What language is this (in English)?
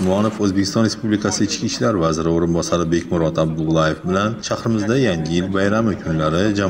Turkish